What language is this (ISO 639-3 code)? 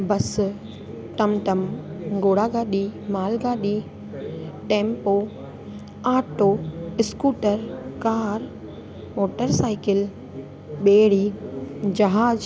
snd